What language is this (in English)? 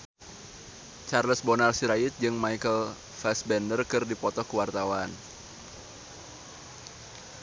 Sundanese